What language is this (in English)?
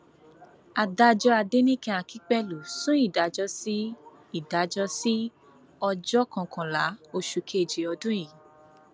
Yoruba